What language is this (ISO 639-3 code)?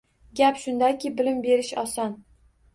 uzb